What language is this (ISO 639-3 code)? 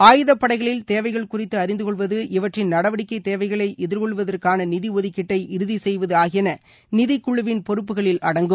tam